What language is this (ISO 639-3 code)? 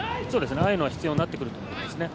jpn